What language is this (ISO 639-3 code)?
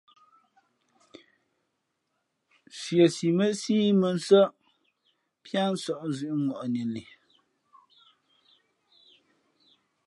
fmp